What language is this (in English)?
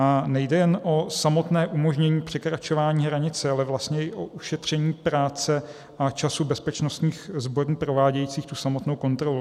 Czech